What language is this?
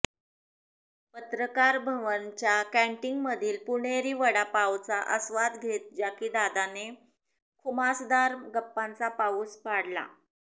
Marathi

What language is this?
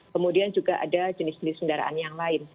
Indonesian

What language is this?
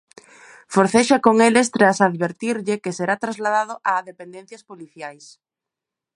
Galician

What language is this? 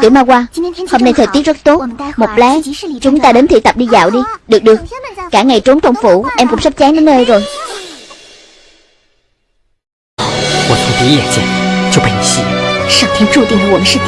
Vietnamese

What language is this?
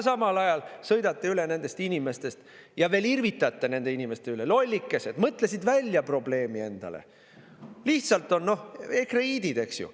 Estonian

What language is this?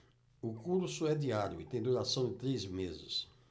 Portuguese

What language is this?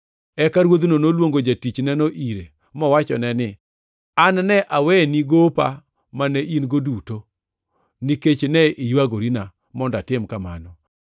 Luo (Kenya and Tanzania)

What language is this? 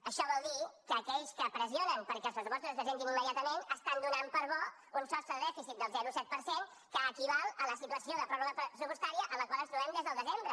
Catalan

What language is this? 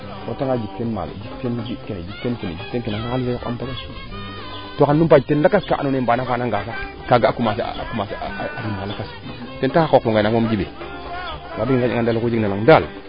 Serer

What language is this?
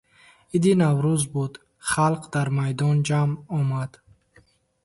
Tajik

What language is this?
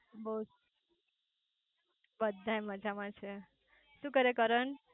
Gujarati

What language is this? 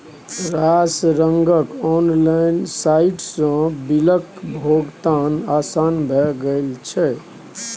Maithili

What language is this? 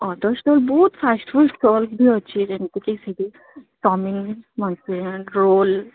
Odia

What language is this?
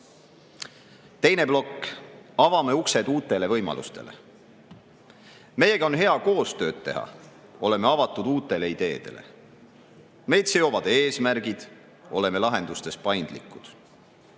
Estonian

